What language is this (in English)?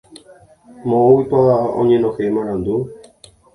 Guarani